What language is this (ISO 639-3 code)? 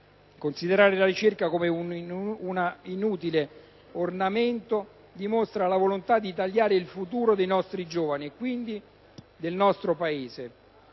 ita